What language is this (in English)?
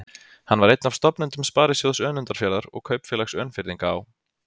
Icelandic